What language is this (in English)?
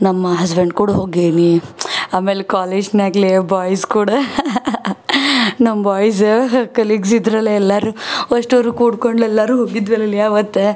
Kannada